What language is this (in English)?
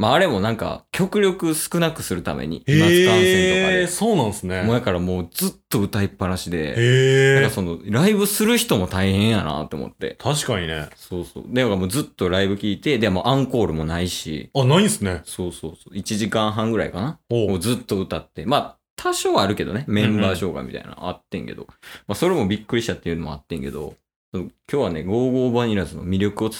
Japanese